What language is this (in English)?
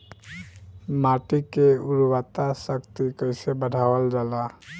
Bhojpuri